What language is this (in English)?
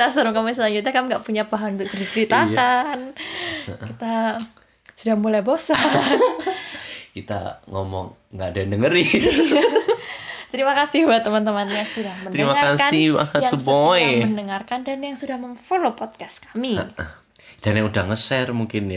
Indonesian